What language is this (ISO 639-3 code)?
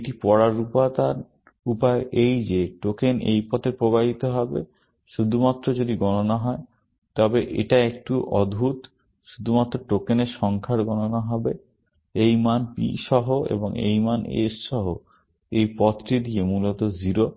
ben